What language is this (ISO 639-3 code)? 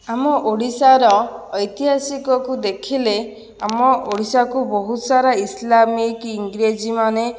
ori